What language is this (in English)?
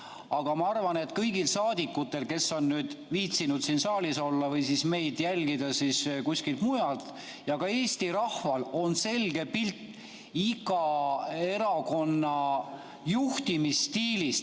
Estonian